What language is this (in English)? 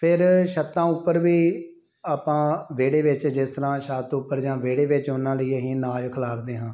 Punjabi